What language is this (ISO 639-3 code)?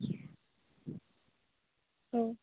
brx